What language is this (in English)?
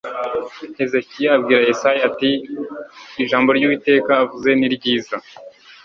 Kinyarwanda